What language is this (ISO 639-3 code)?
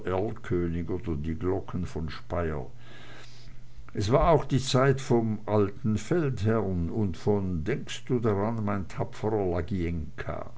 deu